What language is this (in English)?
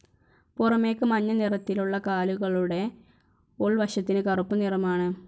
Malayalam